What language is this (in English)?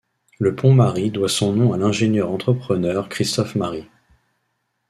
French